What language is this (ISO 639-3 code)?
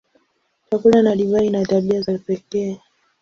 swa